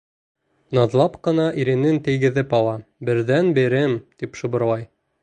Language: Bashkir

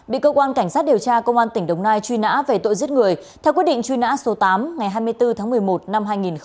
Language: Vietnamese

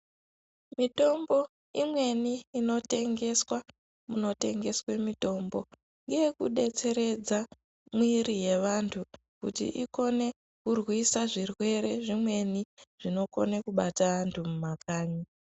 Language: Ndau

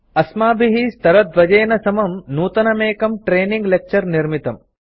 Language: Sanskrit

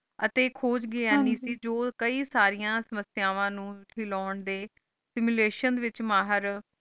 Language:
Punjabi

